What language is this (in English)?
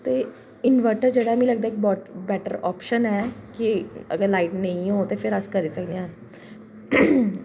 Dogri